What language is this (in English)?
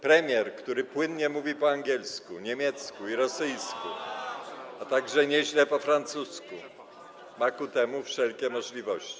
Polish